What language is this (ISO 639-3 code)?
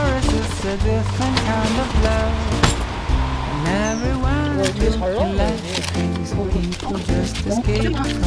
kor